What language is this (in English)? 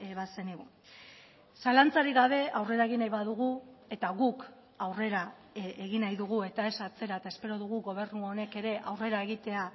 Basque